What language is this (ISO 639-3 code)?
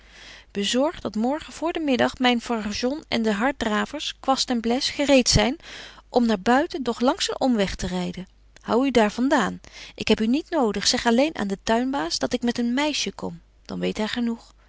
nld